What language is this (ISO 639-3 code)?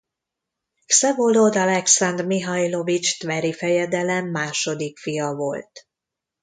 hun